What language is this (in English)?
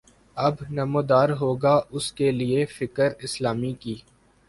Urdu